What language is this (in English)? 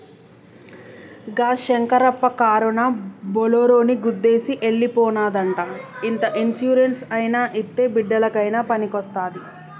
Telugu